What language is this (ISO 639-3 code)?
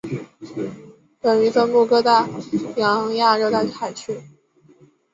zho